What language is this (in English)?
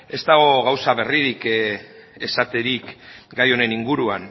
Basque